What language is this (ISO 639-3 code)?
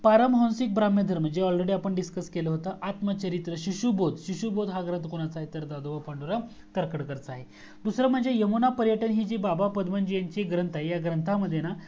mar